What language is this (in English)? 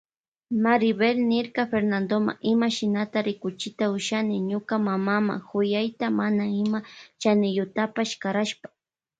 Loja Highland Quichua